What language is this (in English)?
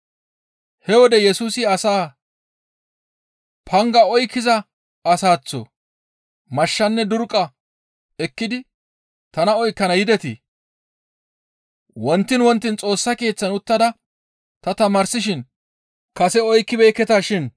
Gamo